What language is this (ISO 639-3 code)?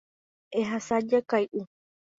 grn